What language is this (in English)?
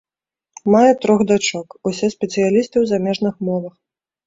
Belarusian